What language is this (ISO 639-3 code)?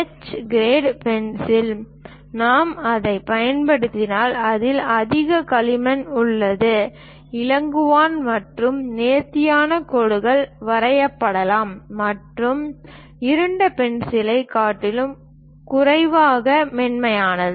tam